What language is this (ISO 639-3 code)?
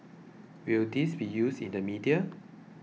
eng